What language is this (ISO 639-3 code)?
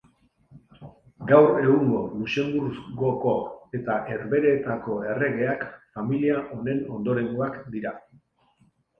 eus